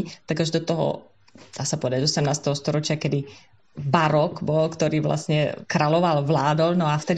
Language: Slovak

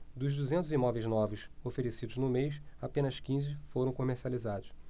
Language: Portuguese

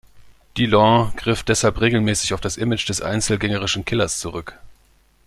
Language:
German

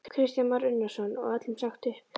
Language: Icelandic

